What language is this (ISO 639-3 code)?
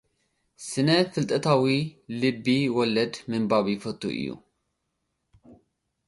tir